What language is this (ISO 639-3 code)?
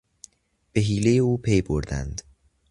fas